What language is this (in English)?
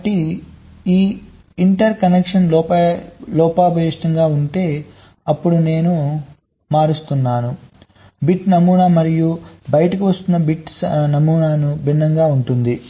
Telugu